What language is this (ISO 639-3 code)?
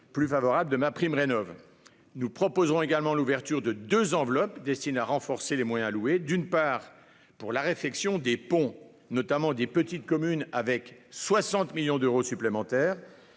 fra